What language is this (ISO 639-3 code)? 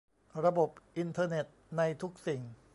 tha